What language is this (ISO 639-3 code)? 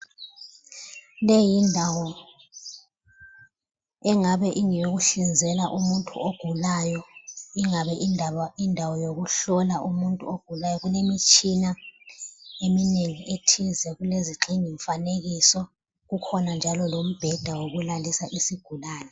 nde